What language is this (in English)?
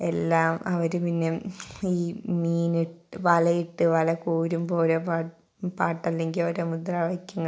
Malayalam